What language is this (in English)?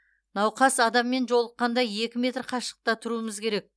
Kazakh